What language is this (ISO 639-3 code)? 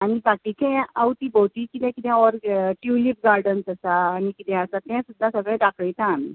kok